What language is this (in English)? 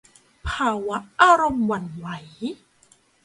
Thai